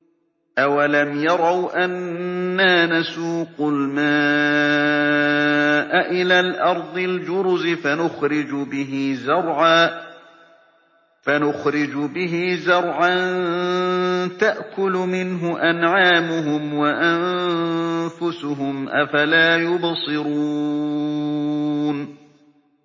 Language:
Arabic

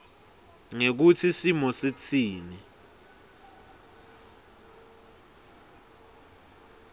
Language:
Swati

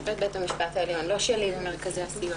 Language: Hebrew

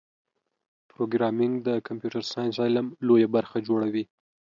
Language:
Pashto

